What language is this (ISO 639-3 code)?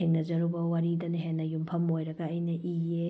mni